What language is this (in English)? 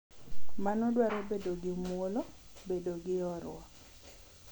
Luo (Kenya and Tanzania)